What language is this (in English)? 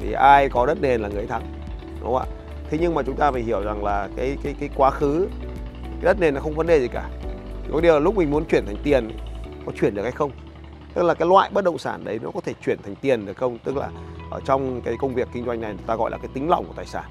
Vietnamese